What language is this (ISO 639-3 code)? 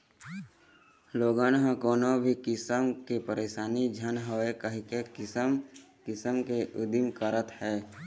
hne